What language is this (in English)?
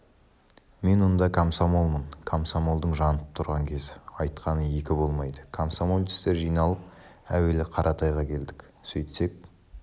Kazakh